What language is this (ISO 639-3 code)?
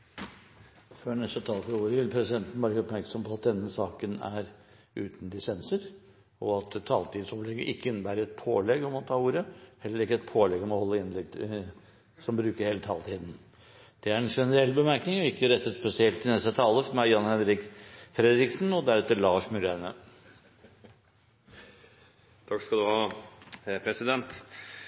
nor